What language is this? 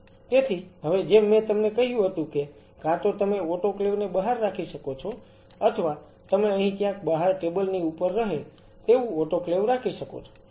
Gujarati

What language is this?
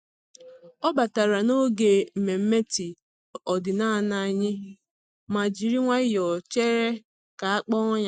Igbo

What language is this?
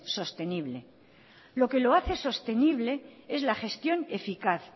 Spanish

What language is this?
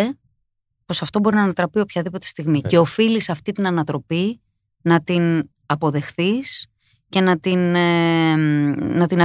Greek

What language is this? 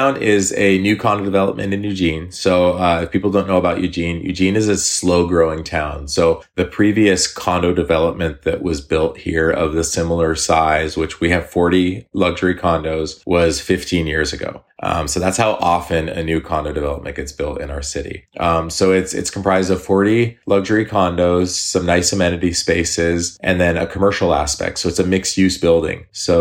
English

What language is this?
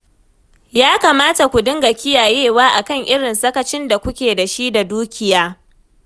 Hausa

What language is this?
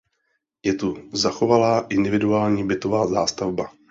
Czech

